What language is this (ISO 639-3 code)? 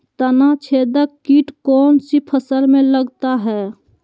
mag